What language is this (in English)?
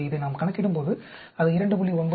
Tamil